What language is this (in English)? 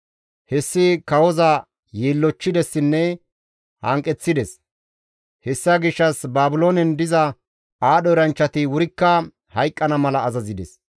Gamo